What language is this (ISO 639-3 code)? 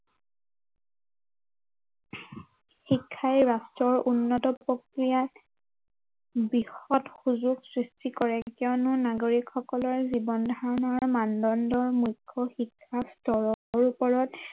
asm